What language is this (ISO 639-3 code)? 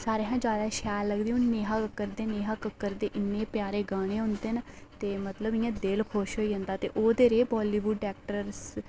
doi